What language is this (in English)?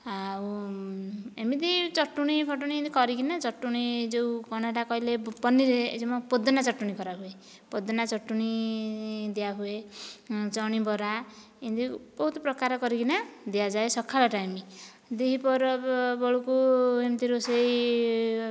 Odia